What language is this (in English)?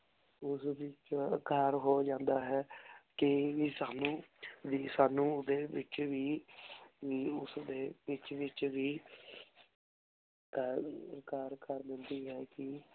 Punjabi